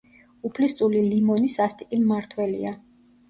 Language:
Georgian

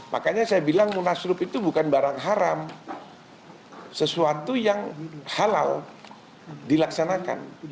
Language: Indonesian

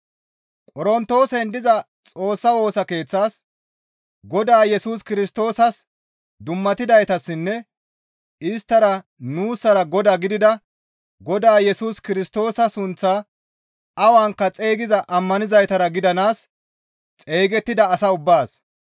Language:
Gamo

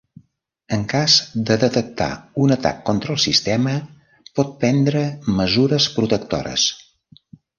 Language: Catalan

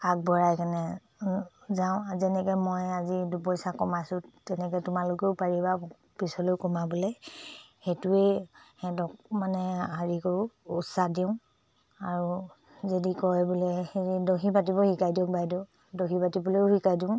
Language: Assamese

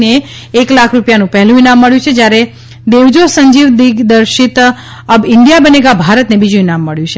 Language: Gujarati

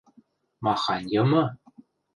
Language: Western Mari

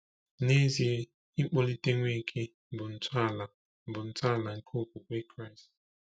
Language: Igbo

